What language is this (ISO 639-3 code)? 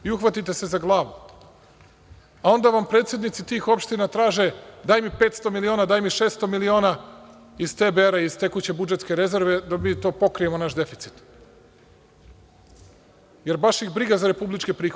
srp